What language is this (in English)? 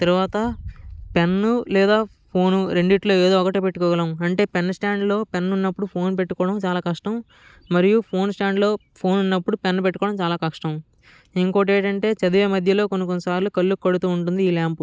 Telugu